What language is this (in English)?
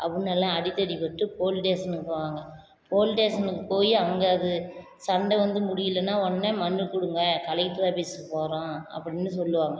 Tamil